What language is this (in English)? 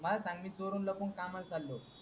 Marathi